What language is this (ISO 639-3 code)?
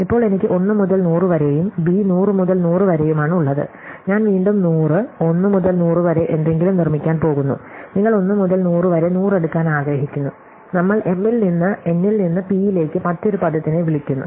mal